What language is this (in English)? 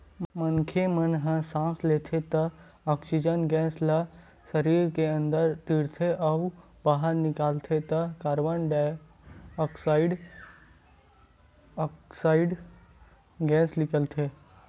Chhattisgarhi